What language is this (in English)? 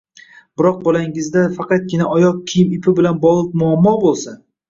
Uzbek